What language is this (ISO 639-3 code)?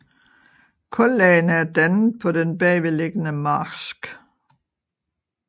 dan